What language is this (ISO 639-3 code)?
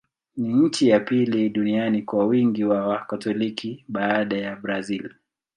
swa